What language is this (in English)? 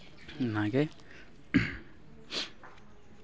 Santali